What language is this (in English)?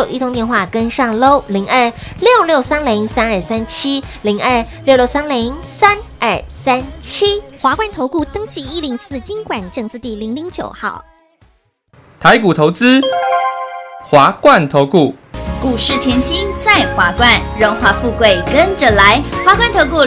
Chinese